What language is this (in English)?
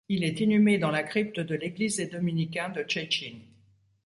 French